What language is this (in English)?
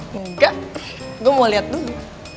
Indonesian